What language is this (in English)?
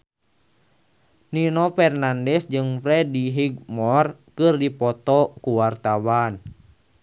Sundanese